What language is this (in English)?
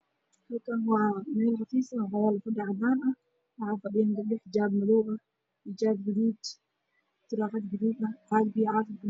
Somali